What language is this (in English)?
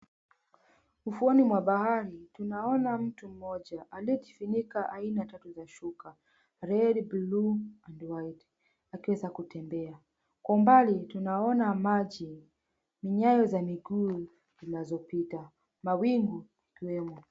Swahili